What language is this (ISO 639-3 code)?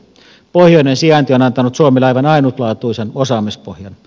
fin